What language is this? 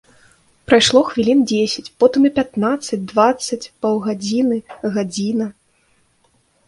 Belarusian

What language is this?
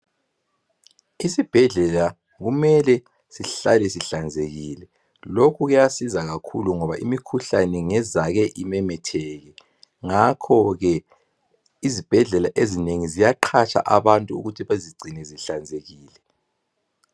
North Ndebele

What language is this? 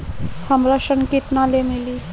Bhojpuri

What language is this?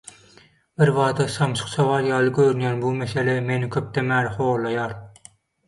Turkmen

